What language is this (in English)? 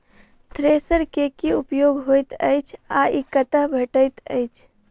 Maithili